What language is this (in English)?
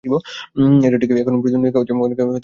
Bangla